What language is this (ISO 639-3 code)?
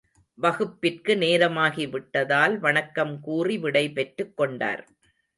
tam